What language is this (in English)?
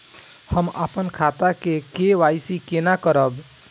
Maithili